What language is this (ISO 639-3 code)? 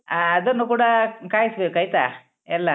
kan